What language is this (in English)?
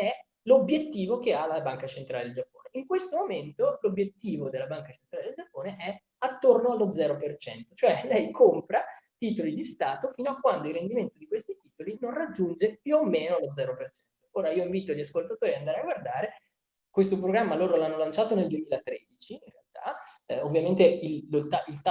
Italian